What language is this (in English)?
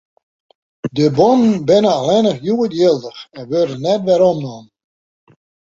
Western Frisian